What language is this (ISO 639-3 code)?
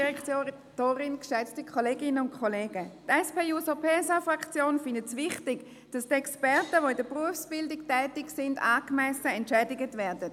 gsw